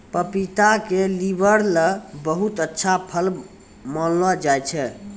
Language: Maithili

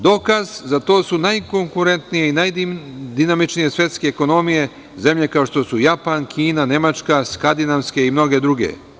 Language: Serbian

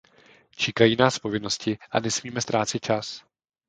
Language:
Czech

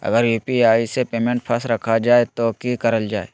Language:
Magahi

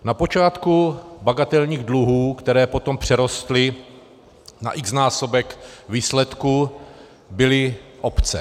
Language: Czech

